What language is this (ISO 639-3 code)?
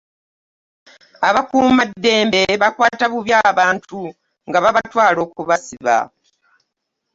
lug